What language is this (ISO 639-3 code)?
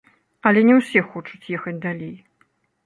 bel